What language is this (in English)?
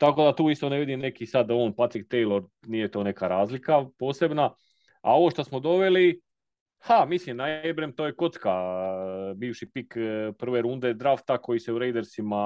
Croatian